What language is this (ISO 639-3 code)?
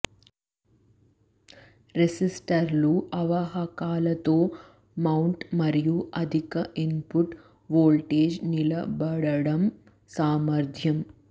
tel